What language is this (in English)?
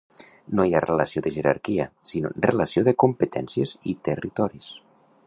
Catalan